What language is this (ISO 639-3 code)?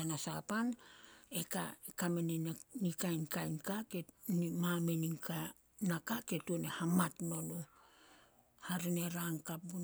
sol